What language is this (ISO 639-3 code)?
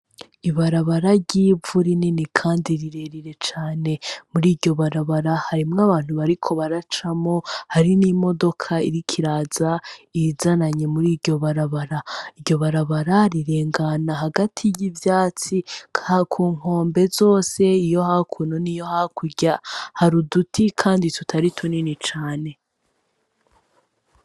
run